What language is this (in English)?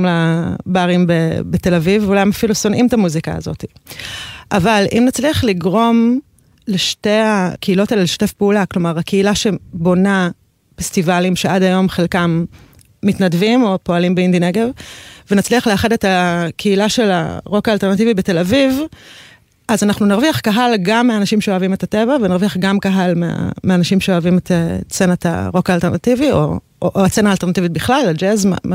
Hebrew